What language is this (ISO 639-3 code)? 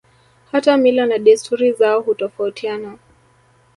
swa